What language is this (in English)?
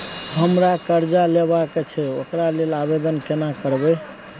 Maithili